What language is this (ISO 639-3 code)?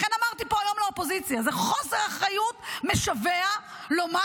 heb